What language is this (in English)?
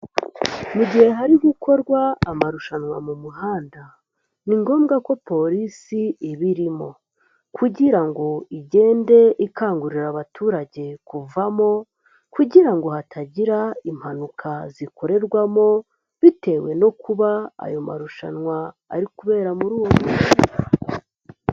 Kinyarwanda